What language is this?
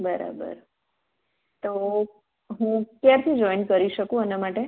Gujarati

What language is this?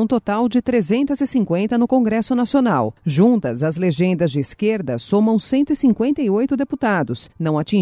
Portuguese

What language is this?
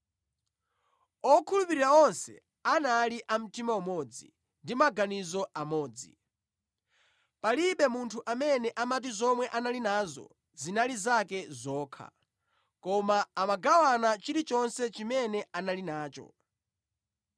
Nyanja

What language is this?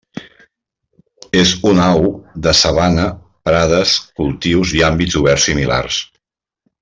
Catalan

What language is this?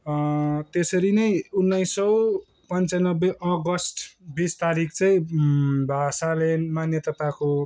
Nepali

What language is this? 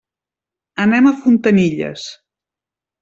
Catalan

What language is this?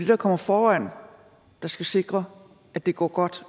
Danish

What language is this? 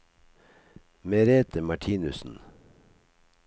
Norwegian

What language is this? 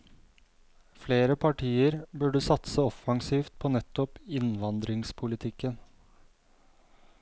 Norwegian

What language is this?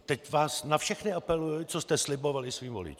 Czech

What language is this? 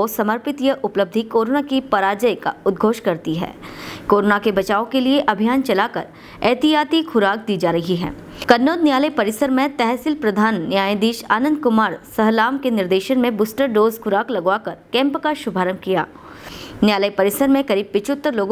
Hindi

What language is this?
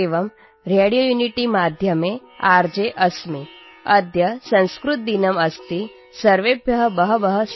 Gujarati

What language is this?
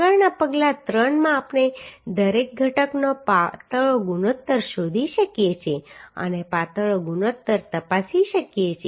Gujarati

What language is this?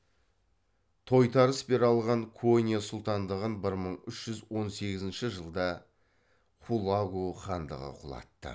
Kazakh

